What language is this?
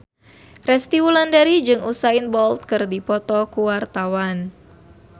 Sundanese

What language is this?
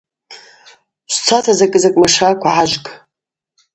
Abaza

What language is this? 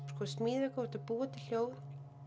Icelandic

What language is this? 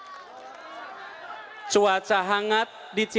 Indonesian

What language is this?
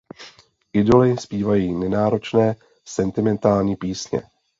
Czech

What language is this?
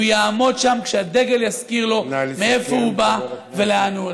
Hebrew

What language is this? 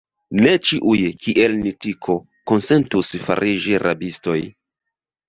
Esperanto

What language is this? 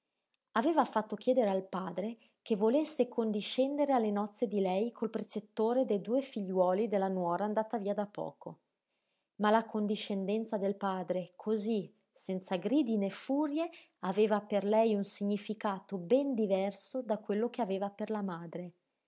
Italian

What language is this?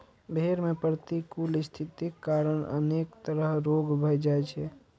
Maithili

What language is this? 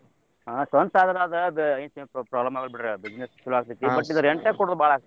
Kannada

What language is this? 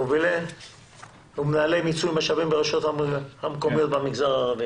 Hebrew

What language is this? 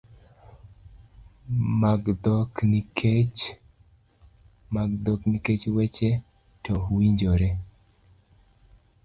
Luo (Kenya and Tanzania)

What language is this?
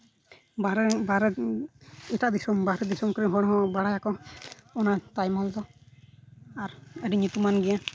Santali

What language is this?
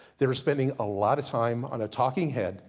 English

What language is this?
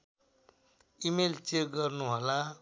Nepali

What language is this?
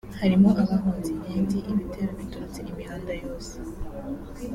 Kinyarwanda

